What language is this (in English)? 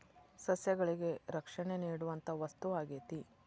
Kannada